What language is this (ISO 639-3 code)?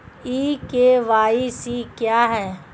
hin